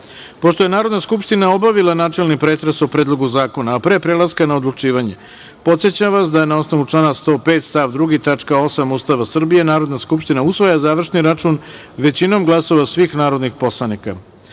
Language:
Serbian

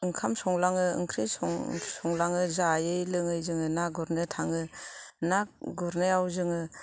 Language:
Bodo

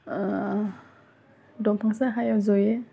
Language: Bodo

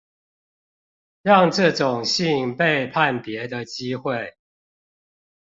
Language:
Chinese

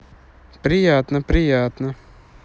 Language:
Russian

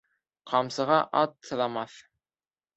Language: Bashkir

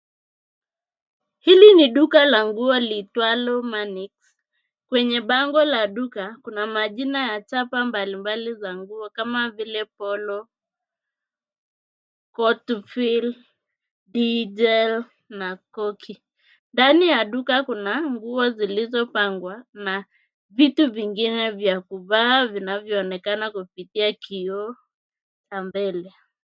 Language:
Swahili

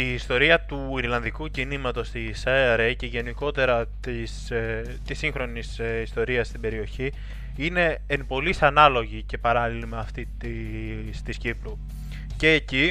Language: Greek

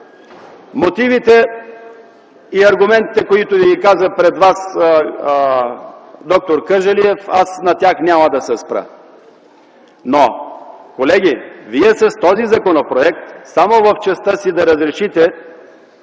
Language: Bulgarian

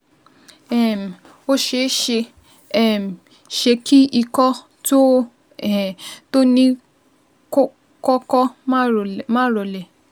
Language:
Yoruba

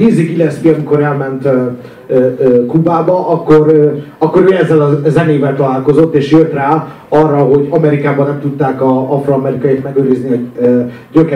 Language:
Hungarian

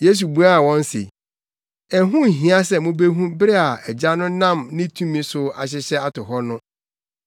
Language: Akan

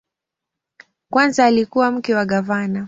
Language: Swahili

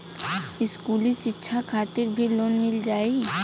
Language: Bhojpuri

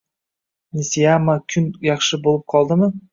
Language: Uzbek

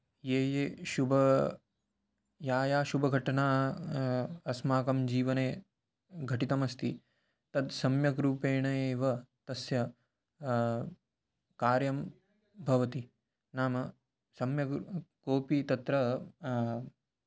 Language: Sanskrit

